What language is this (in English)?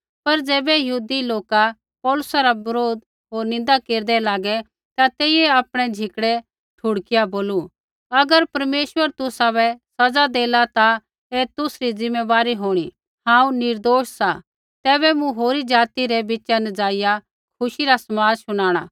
Kullu Pahari